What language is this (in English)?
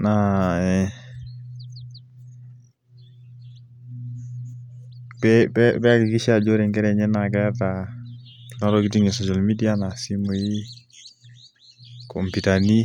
Masai